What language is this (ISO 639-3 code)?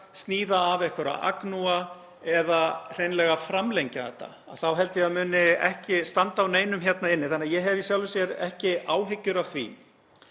isl